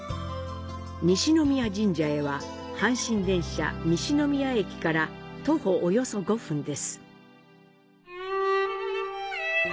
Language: Japanese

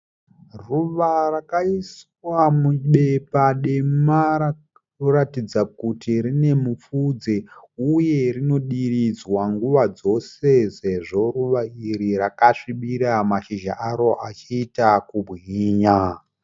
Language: Shona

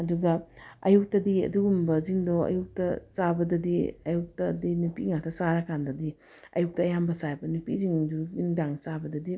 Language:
Manipuri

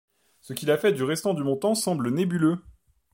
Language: French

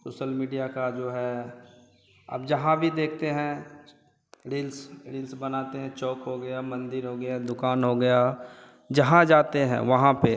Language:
Hindi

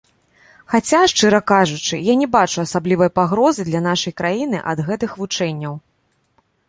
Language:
Belarusian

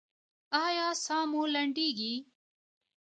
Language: Pashto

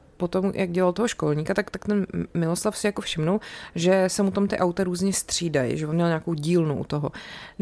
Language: Czech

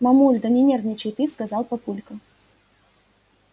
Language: Russian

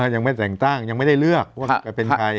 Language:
Thai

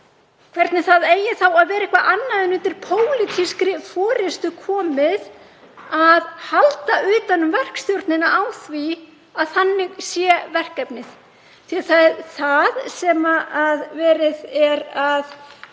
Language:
Icelandic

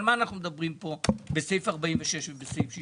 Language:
Hebrew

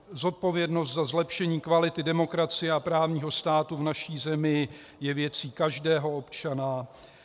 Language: Czech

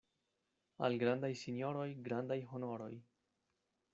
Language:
Esperanto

